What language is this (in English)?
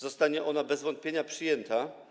Polish